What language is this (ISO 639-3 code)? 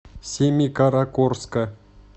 rus